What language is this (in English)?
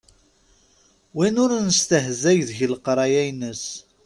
Kabyle